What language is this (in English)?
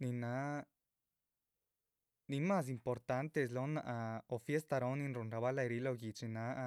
Chichicapan Zapotec